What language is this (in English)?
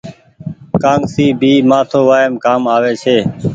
Goaria